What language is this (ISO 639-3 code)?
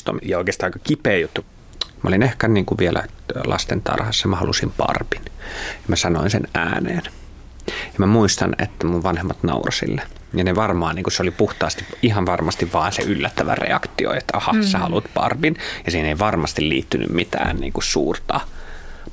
fin